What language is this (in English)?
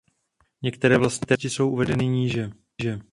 Czech